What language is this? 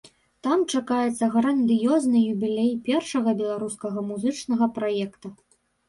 Belarusian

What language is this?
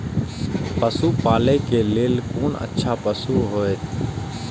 Maithili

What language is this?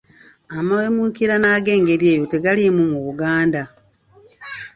Ganda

